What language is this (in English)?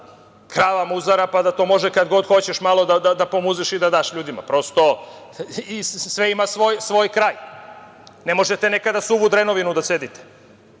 Serbian